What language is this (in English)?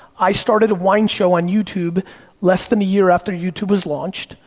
English